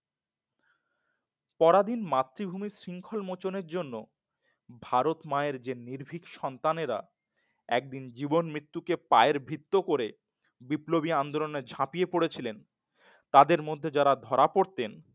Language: Bangla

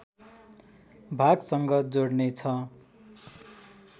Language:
Nepali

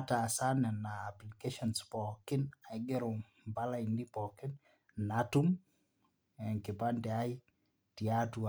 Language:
Masai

